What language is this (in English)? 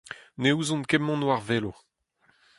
Breton